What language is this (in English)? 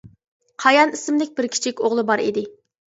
Uyghur